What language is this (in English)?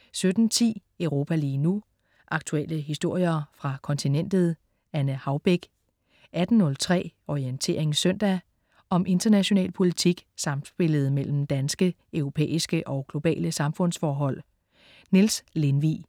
Danish